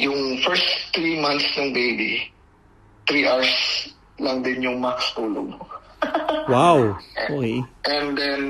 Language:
Filipino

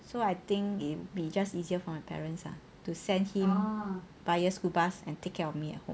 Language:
English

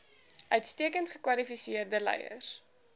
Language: Afrikaans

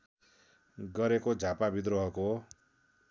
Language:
Nepali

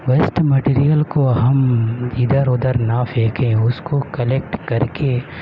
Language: Urdu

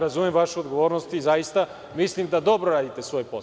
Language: Serbian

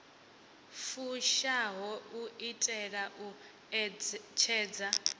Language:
Venda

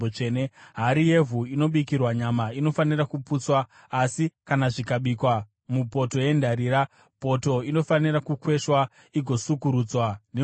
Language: Shona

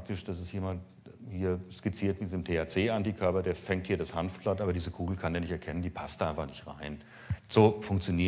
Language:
German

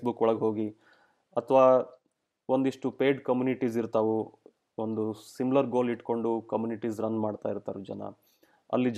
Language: Kannada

